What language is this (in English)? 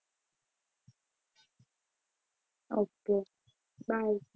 Gujarati